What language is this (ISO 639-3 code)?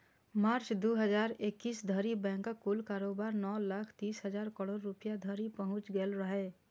mai